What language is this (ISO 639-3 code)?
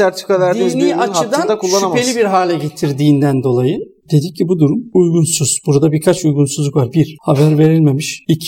tur